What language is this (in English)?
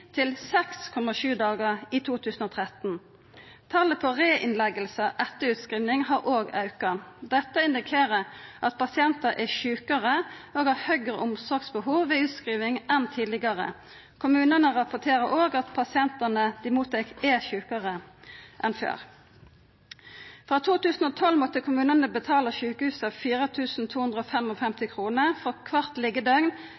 Norwegian Nynorsk